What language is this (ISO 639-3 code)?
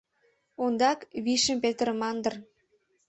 chm